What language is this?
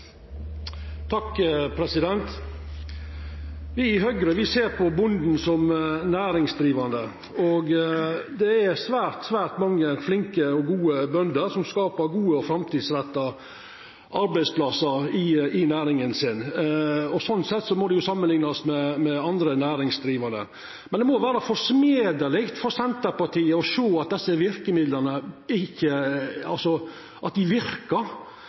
Norwegian Nynorsk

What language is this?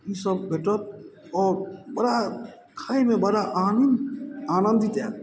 Maithili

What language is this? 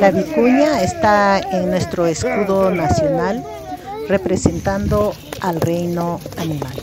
Spanish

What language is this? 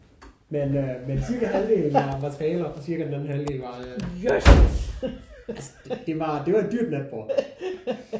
Danish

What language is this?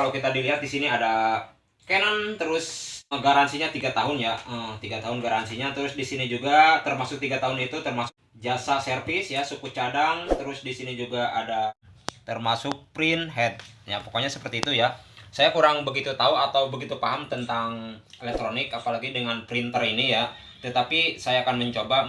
Indonesian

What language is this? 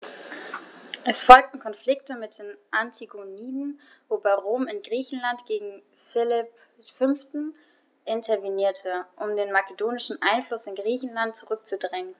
German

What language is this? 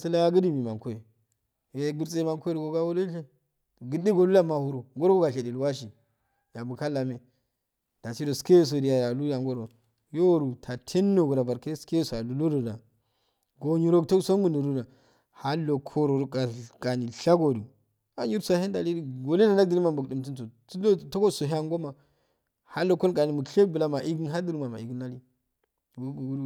Afade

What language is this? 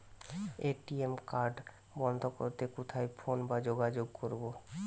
Bangla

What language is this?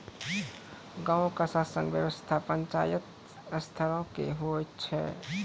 Maithili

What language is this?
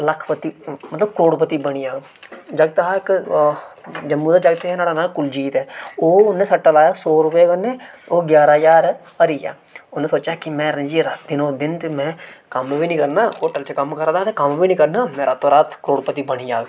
Dogri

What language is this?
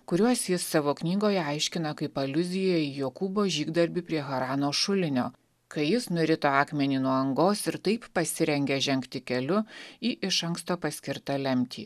Lithuanian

